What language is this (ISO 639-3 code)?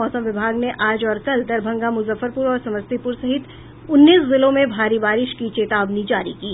hin